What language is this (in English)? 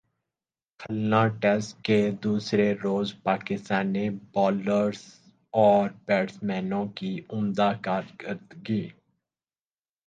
Urdu